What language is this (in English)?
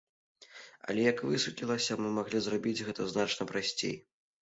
Belarusian